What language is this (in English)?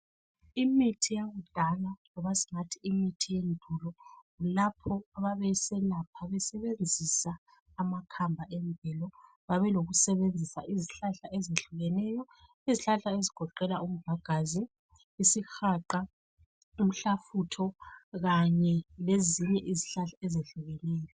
North Ndebele